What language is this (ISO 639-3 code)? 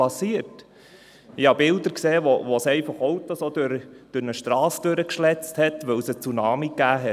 gsw